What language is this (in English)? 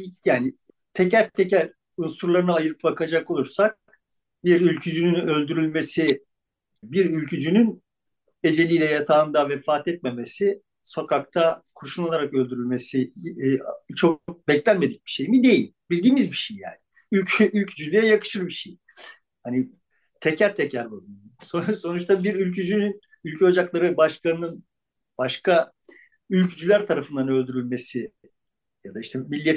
Turkish